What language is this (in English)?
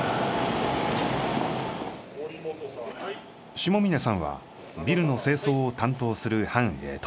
Japanese